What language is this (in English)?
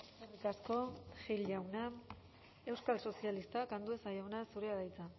Basque